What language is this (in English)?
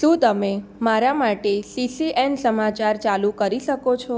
Gujarati